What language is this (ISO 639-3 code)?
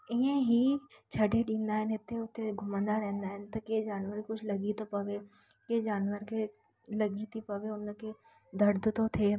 snd